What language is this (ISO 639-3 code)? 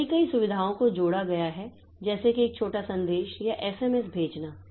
hin